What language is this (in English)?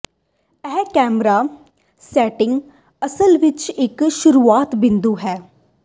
Punjabi